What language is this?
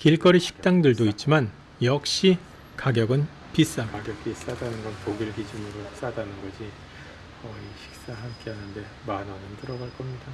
Korean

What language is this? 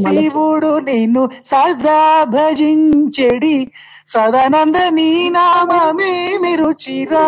Telugu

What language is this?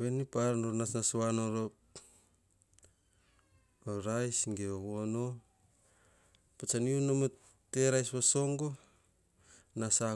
Hahon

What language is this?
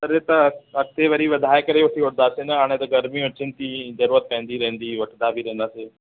Sindhi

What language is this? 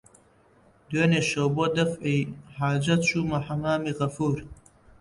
Central Kurdish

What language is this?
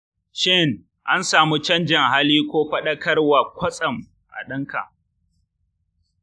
Hausa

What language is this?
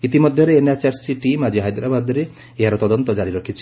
Odia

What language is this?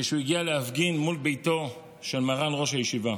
Hebrew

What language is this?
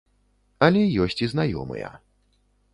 Belarusian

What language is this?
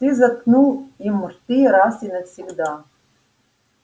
Russian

